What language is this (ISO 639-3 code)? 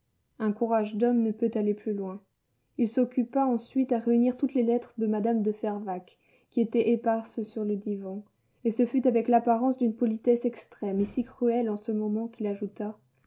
fra